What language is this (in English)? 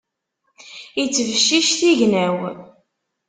Kabyle